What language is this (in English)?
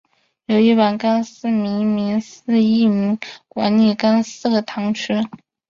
Chinese